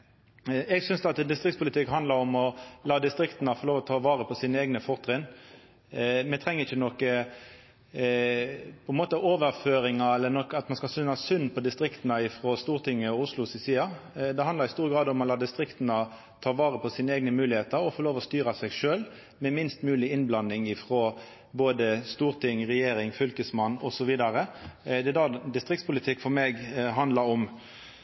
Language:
Norwegian Nynorsk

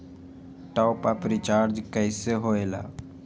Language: Magahi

